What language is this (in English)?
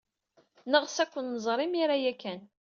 Kabyle